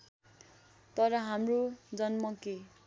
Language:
Nepali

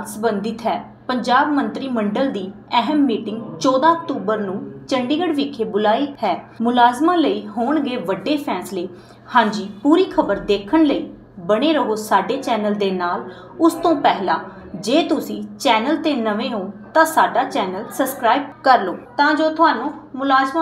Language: Hindi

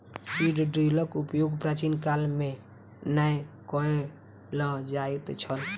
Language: Maithili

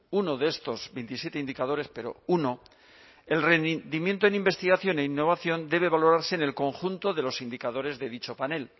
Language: Spanish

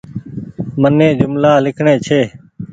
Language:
Goaria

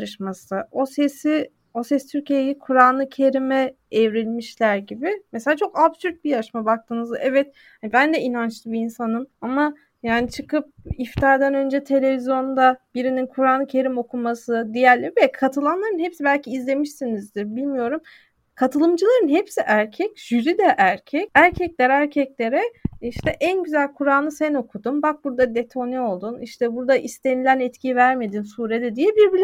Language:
Turkish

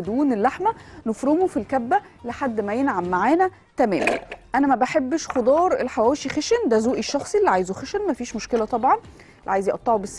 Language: Arabic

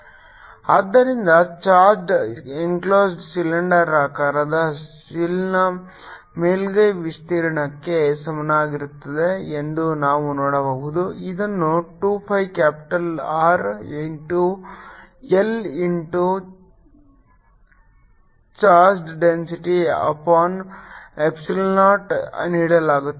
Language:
Kannada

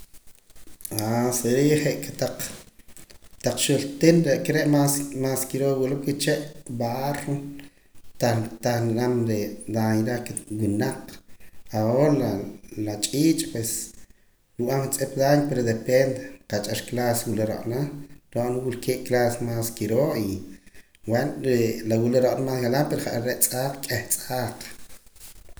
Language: Poqomam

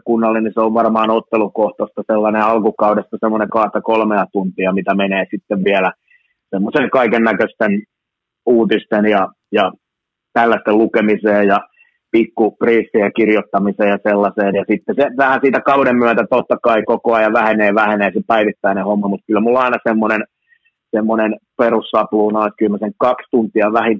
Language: Finnish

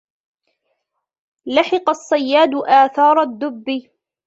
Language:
Arabic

